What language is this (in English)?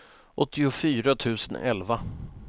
Swedish